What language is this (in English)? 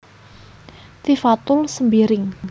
Javanese